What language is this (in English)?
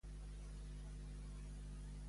Catalan